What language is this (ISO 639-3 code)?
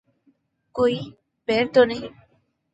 urd